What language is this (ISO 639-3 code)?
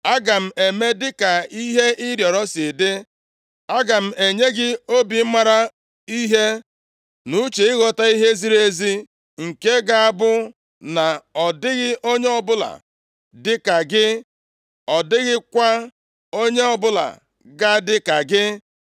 ibo